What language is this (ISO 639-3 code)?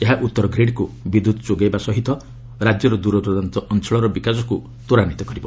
ori